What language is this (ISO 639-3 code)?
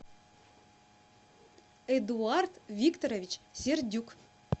rus